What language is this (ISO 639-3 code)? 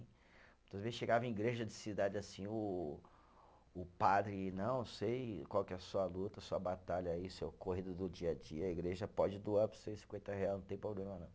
por